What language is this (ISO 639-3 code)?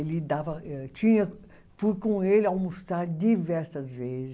por